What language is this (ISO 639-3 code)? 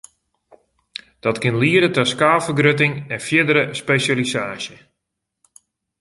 fry